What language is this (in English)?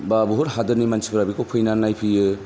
Bodo